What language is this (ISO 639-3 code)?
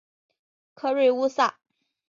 zho